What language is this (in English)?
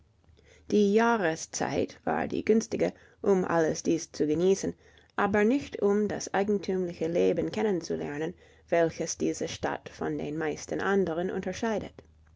German